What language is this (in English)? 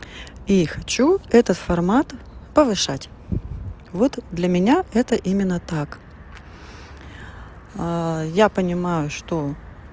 Russian